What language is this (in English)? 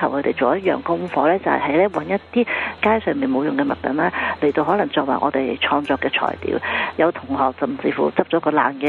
Chinese